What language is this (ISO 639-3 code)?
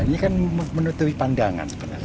ind